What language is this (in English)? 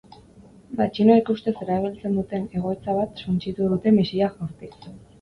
Basque